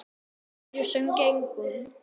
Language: Icelandic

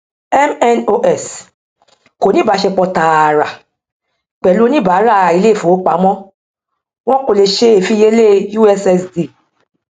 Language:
Yoruba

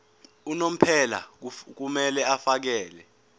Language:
Zulu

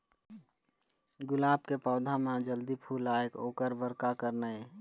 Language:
Chhattisgarhi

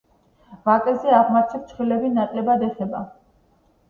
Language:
Georgian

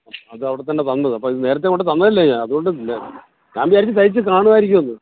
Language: Malayalam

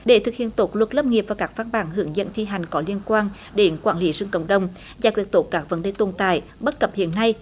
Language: Vietnamese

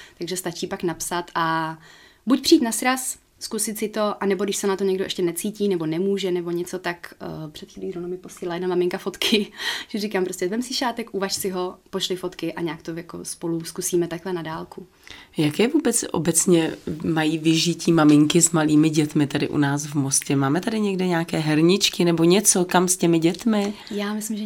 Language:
Czech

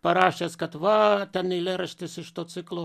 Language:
Lithuanian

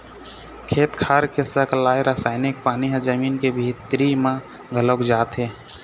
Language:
Chhattisgarhi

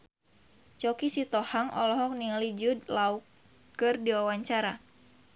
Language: Sundanese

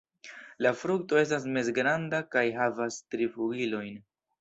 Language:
Esperanto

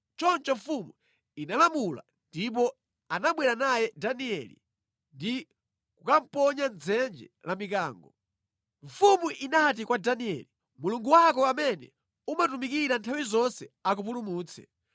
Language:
Nyanja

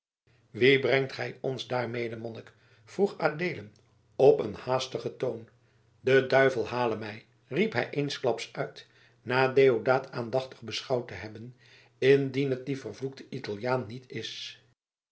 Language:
Dutch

